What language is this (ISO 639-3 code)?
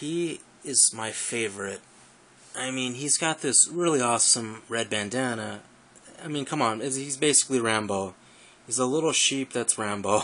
eng